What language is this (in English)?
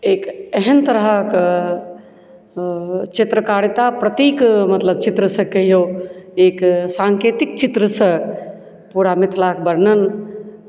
Maithili